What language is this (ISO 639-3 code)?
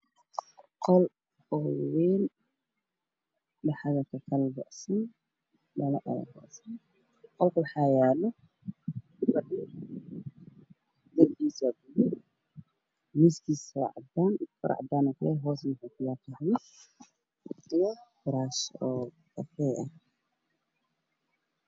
som